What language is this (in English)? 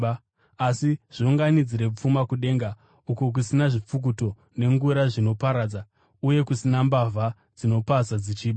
Shona